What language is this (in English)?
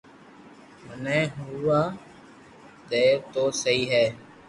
Loarki